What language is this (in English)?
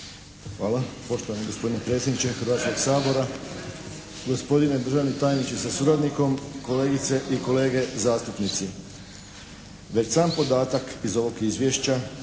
Croatian